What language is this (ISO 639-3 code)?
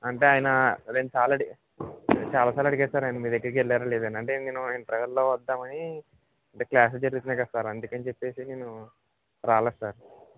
tel